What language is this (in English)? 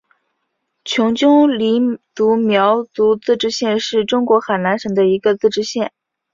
Chinese